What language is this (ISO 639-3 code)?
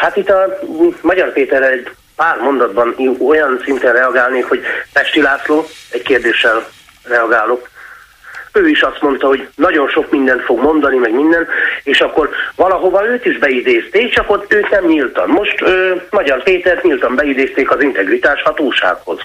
hun